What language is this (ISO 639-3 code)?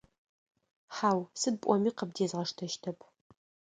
ady